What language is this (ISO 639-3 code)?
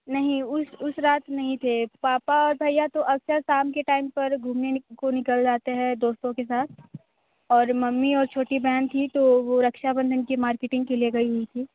hin